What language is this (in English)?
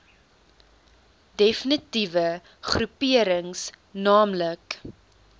Afrikaans